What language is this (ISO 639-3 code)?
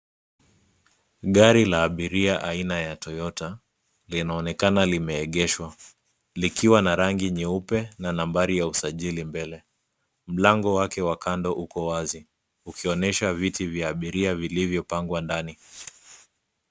swa